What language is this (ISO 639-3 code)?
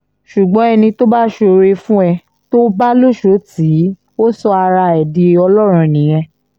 yor